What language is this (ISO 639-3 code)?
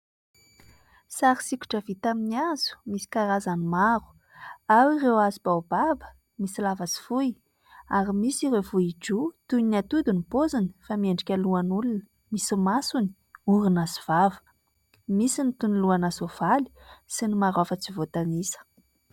mlg